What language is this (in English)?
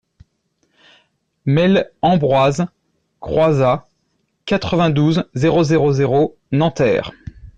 French